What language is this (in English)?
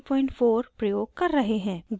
Hindi